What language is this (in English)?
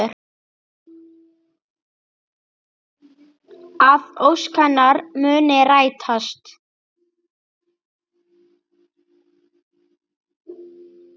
Icelandic